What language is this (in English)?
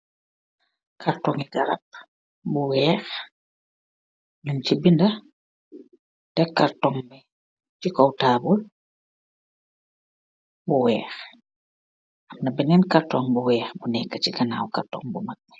Wolof